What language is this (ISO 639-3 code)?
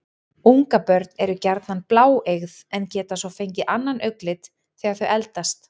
isl